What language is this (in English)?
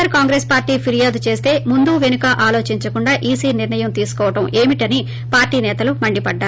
Telugu